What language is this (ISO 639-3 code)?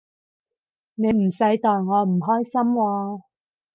yue